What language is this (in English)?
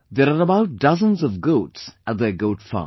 English